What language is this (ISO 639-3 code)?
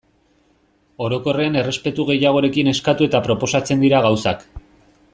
eus